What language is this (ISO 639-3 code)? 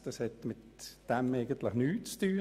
gsw